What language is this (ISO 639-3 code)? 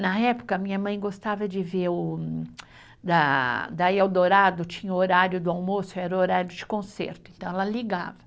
por